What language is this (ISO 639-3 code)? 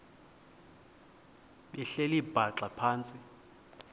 xho